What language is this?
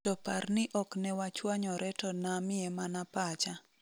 Luo (Kenya and Tanzania)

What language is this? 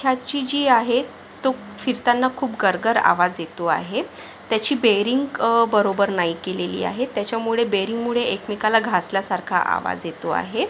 Marathi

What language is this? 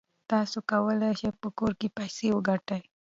Pashto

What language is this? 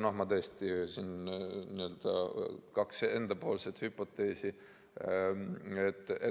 Estonian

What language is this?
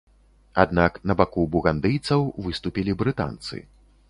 Belarusian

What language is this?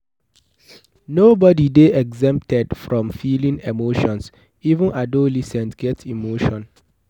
Nigerian Pidgin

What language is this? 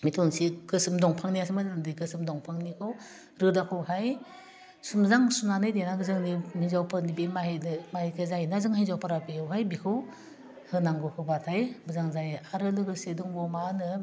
Bodo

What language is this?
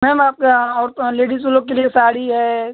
Hindi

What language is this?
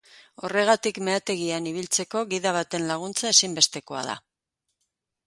Basque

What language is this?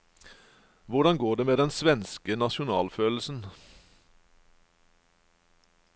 Norwegian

